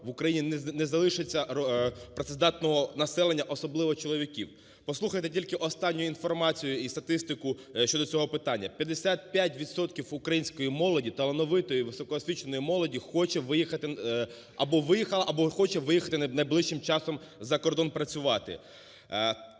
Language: Ukrainian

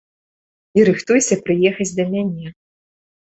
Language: Belarusian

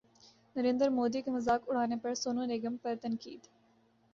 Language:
Urdu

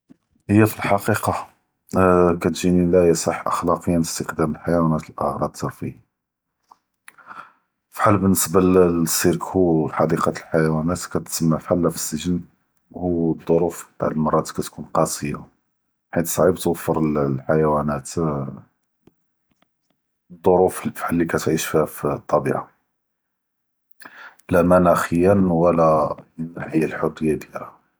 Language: Judeo-Arabic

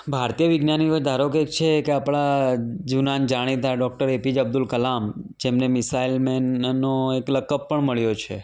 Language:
Gujarati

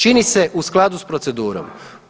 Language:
Croatian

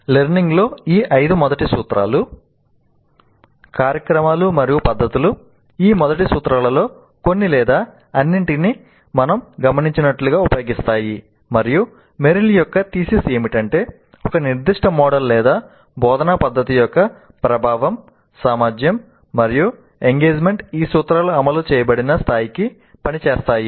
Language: Telugu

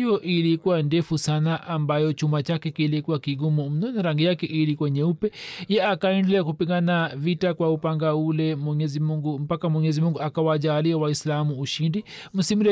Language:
Swahili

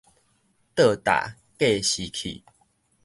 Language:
Min Nan Chinese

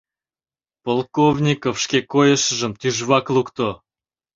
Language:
Mari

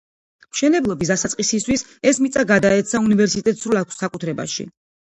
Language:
Georgian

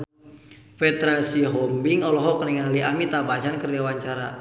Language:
Sundanese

